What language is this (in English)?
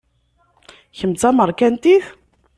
Kabyle